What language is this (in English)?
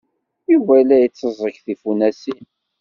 Kabyle